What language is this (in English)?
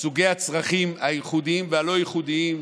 Hebrew